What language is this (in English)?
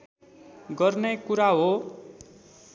Nepali